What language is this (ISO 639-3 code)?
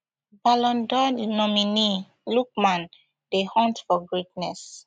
pcm